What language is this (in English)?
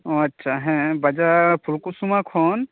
Santali